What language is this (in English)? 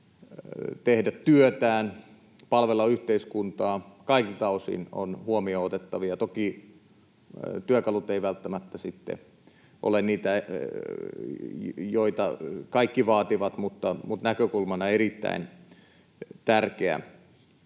Finnish